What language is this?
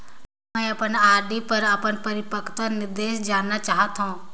Chhattisgarhi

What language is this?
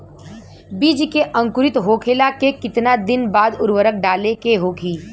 Bhojpuri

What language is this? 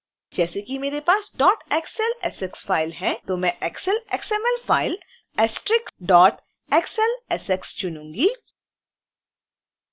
Hindi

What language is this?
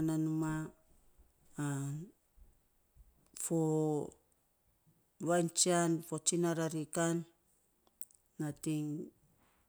Saposa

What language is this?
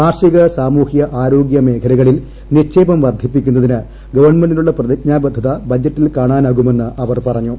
Malayalam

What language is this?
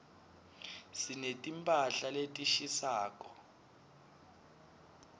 Swati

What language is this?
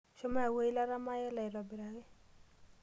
Masai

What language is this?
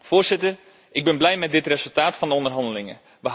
Dutch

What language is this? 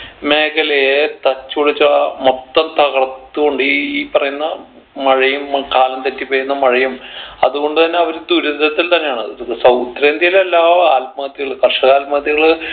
Malayalam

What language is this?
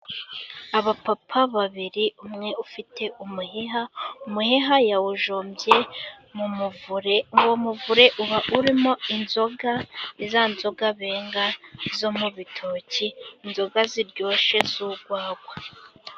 Kinyarwanda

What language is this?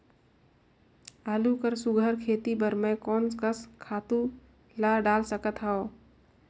Chhattisgarhi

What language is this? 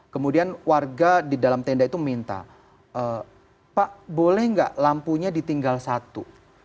Indonesian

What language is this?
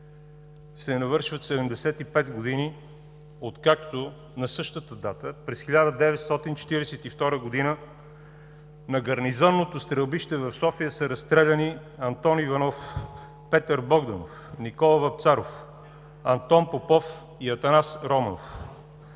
Bulgarian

